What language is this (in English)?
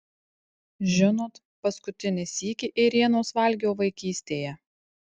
Lithuanian